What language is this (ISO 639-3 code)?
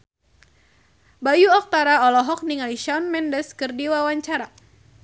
sun